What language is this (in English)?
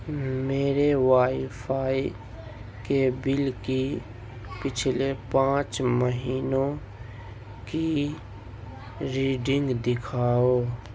Urdu